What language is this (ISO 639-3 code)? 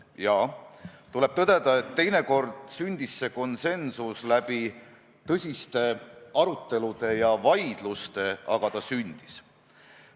est